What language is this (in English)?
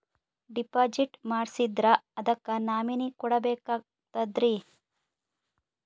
Kannada